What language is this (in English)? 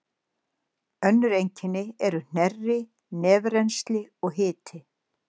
Icelandic